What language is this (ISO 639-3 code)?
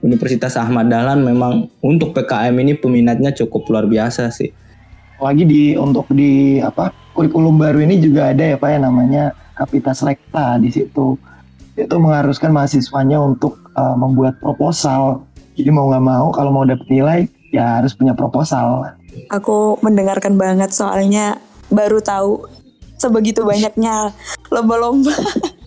ind